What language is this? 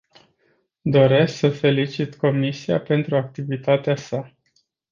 Romanian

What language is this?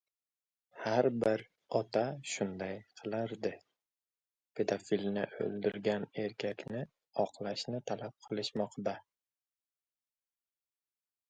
Uzbek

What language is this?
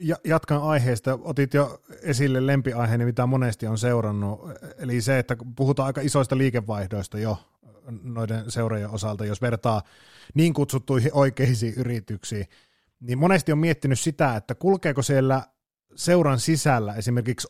Finnish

